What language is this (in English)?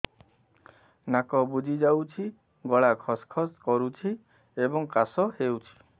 Odia